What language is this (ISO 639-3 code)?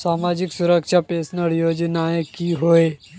mag